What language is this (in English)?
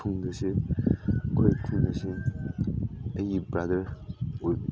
Manipuri